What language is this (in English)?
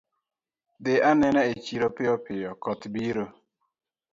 Luo (Kenya and Tanzania)